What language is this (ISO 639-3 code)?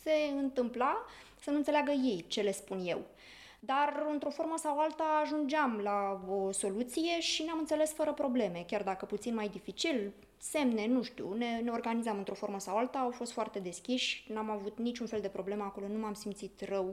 ron